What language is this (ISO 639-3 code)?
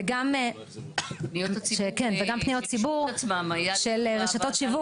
heb